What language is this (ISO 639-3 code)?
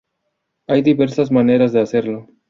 spa